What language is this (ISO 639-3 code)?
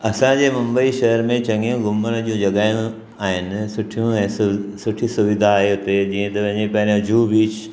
snd